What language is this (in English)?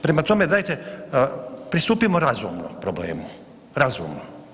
Croatian